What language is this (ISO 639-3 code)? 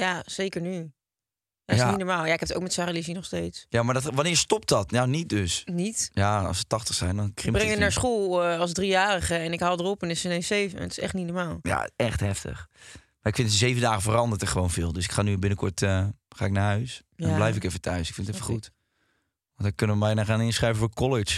nld